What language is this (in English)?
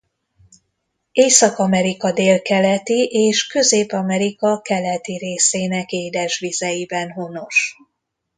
Hungarian